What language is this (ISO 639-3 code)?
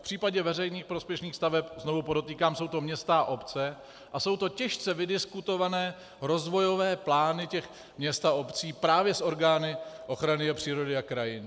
ces